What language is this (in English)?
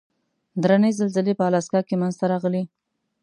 Pashto